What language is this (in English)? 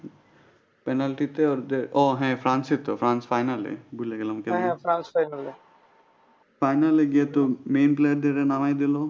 Bangla